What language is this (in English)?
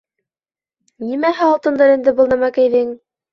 Bashkir